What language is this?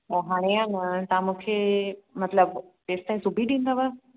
Sindhi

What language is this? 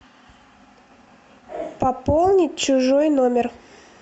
Russian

